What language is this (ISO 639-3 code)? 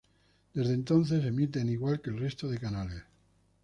spa